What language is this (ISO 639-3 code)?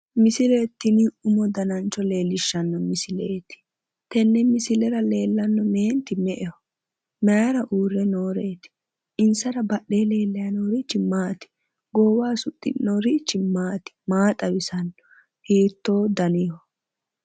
sid